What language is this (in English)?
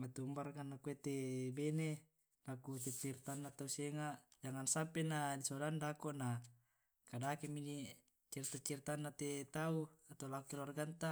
Tae'